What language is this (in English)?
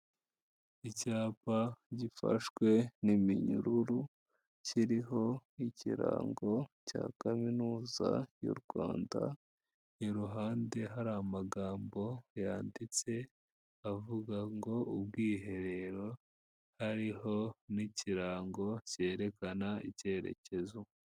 Kinyarwanda